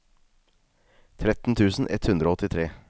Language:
Norwegian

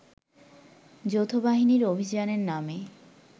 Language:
Bangla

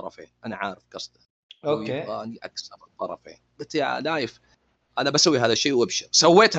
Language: Arabic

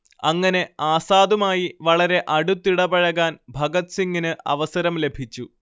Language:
Malayalam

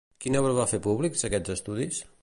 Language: Catalan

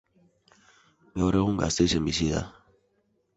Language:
Basque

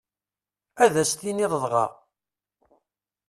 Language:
Kabyle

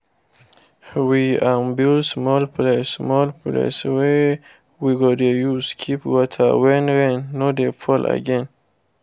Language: Nigerian Pidgin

